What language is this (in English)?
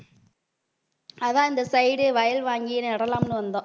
Tamil